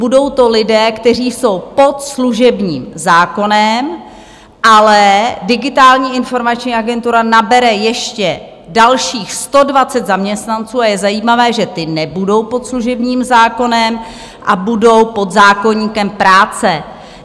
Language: Czech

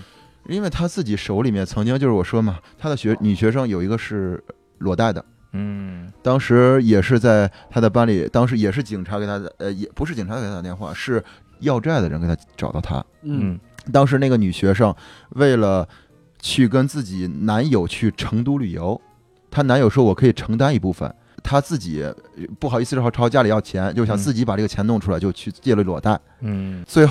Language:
Chinese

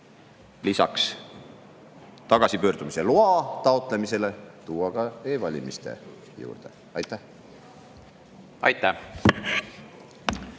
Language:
Estonian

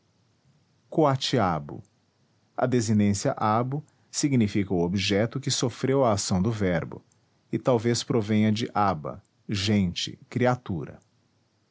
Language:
Portuguese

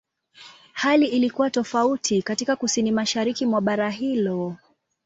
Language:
Swahili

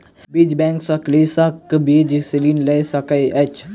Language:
Maithili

